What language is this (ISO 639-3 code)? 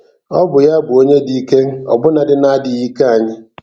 ibo